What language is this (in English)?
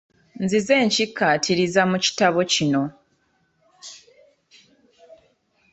Ganda